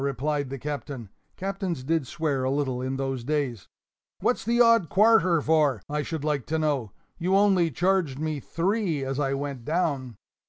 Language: English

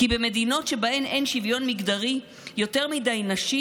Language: Hebrew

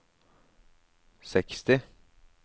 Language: Norwegian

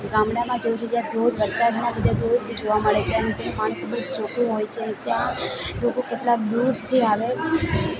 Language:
Gujarati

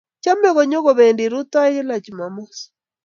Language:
Kalenjin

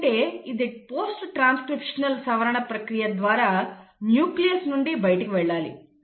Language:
Telugu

